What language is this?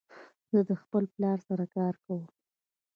Pashto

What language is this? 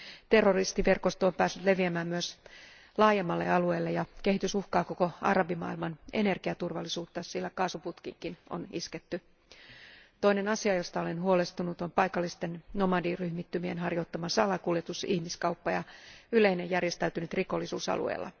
Finnish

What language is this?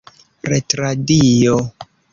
Esperanto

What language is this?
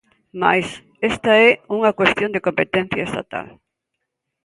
Galician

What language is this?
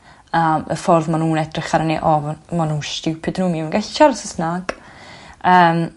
Welsh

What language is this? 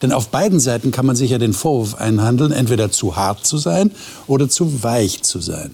German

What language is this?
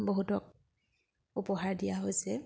Assamese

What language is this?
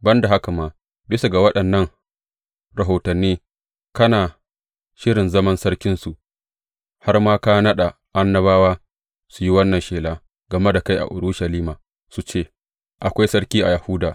Hausa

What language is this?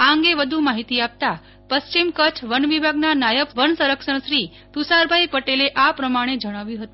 Gujarati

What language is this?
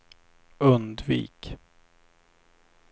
Swedish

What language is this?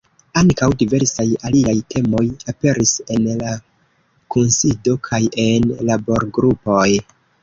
Esperanto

